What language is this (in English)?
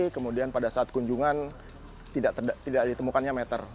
Indonesian